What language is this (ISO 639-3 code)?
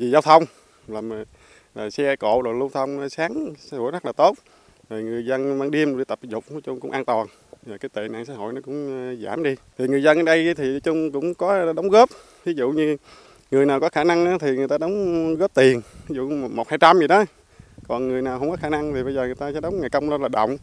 vie